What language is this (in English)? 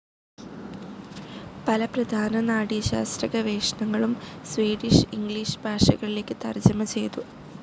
Malayalam